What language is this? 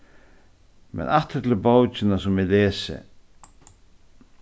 Faroese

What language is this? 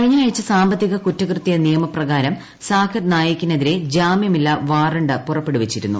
Malayalam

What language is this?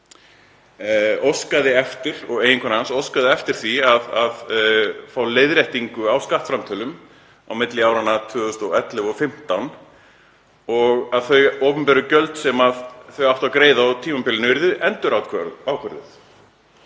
Icelandic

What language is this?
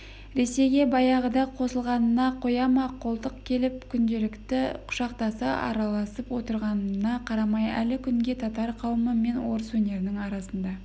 Kazakh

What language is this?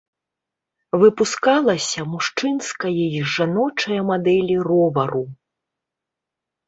Belarusian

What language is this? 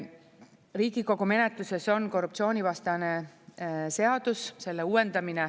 Estonian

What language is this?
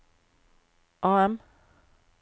Norwegian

